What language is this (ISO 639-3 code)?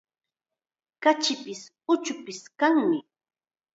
qxa